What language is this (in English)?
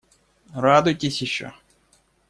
Russian